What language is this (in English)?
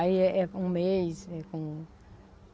Portuguese